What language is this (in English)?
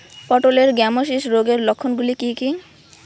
Bangla